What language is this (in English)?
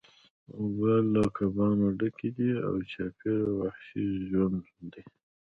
Pashto